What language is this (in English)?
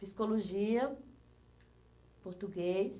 Portuguese